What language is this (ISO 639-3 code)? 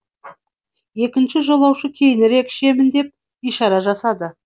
kaz